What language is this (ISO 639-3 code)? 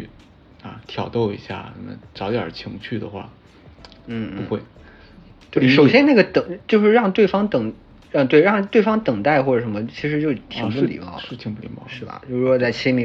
zho